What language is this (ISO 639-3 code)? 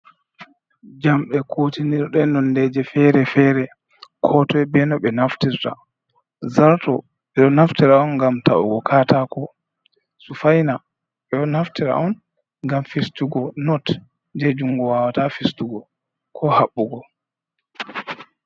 ful